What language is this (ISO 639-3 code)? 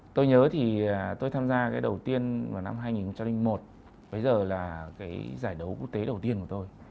vie